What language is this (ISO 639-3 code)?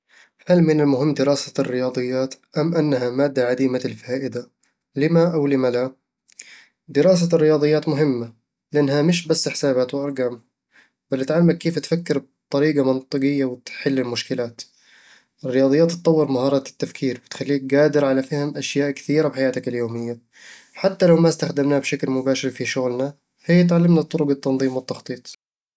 avl